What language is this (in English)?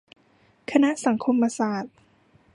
Thai